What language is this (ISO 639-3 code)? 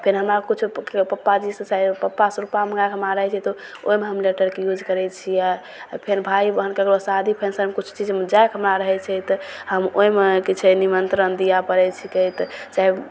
mai